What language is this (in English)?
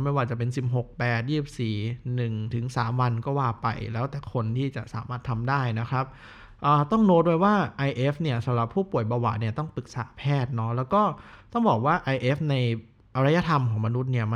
Thai